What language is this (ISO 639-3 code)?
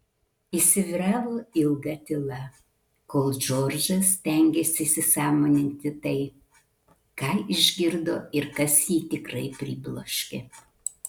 lit